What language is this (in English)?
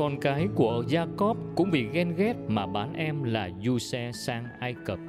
Vietnamese